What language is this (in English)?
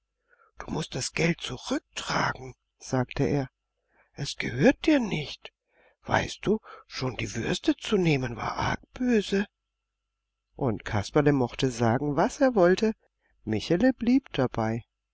German